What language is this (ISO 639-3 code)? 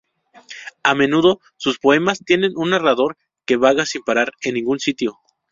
spa